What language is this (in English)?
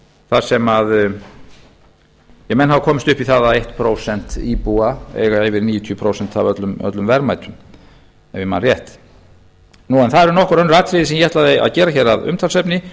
Icelandic